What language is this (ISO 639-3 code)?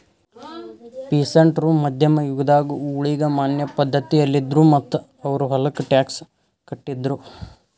kan